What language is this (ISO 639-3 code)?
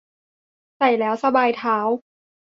tha